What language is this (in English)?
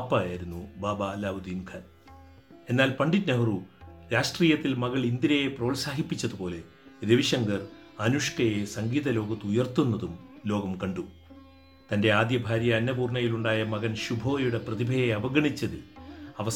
Malayalam